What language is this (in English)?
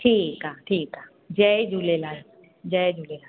Sindhi